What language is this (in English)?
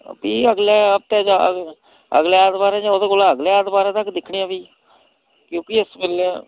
Dogri